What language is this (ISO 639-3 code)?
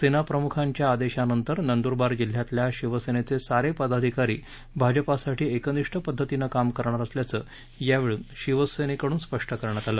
mar